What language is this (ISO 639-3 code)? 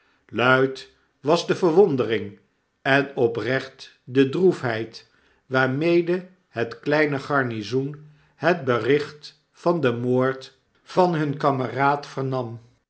nld